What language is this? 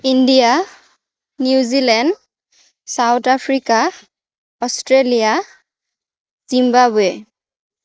Assamese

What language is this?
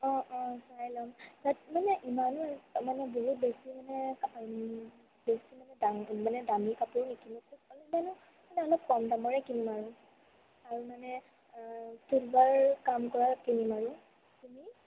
Assamese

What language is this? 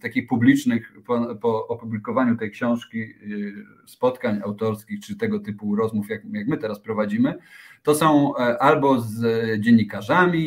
Polish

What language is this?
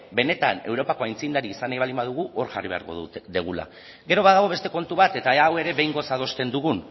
Basque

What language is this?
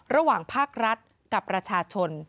Thai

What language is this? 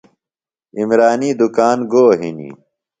Phalura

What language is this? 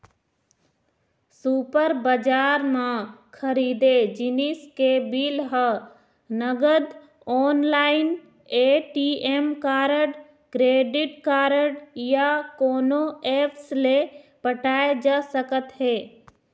Chhattisgarhi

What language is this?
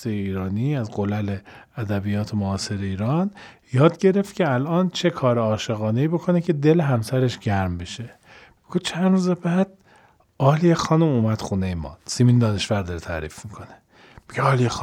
Persian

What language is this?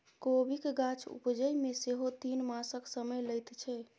Maithili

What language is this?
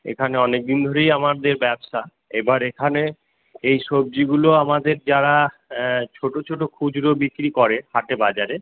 Bangla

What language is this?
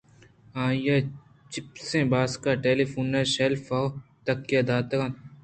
Eastern Balochi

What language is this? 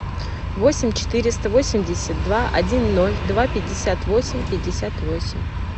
Russian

